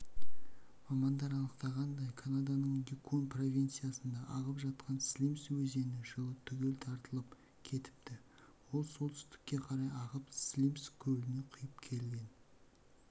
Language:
Kazakh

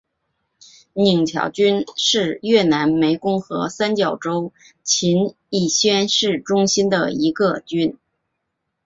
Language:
Chinese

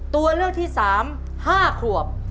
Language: Thai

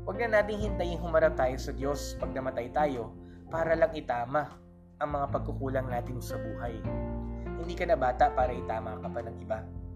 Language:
Filipino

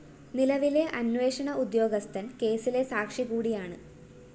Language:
Malayalam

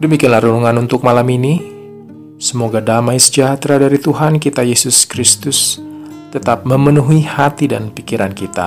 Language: Indonesian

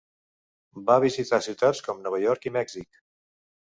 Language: Catalan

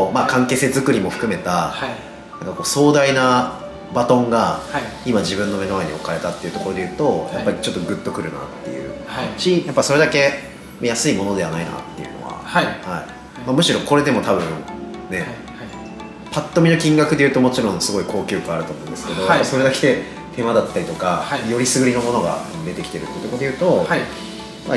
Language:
Japanese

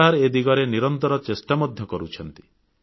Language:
Odia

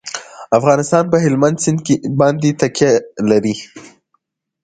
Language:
Pashto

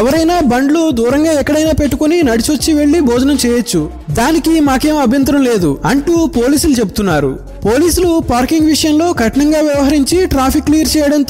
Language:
Telugu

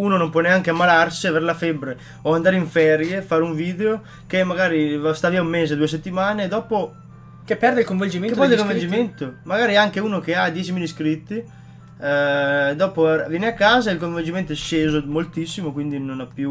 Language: Italian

